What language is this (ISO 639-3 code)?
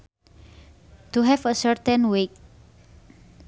sun